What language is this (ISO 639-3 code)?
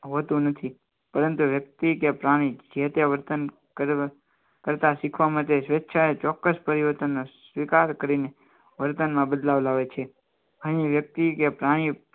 guj